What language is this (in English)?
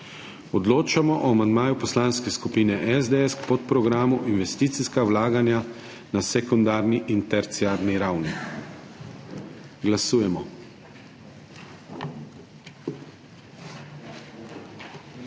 Slovenian